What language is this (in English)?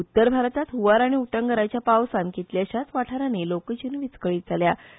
Konkani